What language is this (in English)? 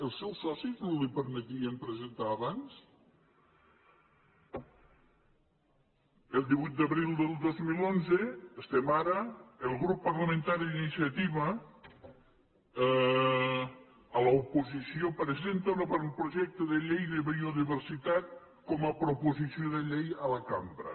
Catalan